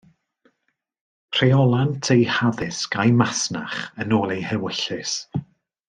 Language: Welsh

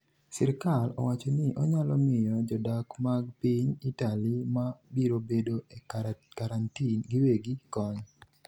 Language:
Luo (Kenya and Tanzania)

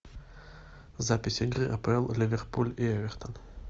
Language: Russian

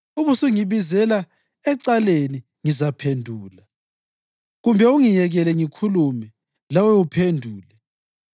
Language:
North Ndebele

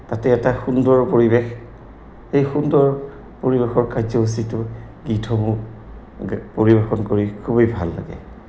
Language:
Assamese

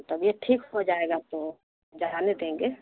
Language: Urdu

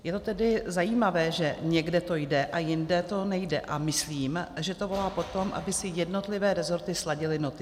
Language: Czech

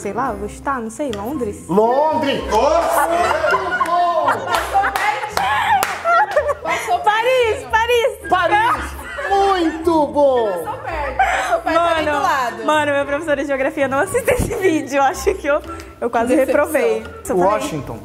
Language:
Portuguese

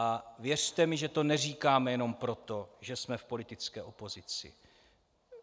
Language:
Czech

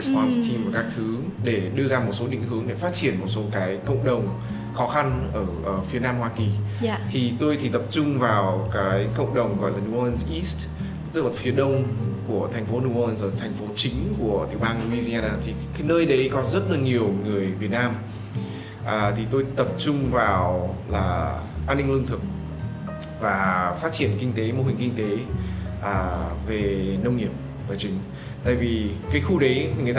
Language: Vietnamese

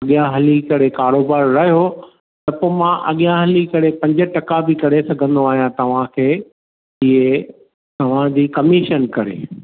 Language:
Sindhi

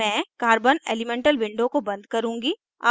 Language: Hindi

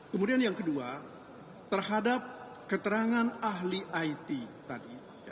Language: Indonesian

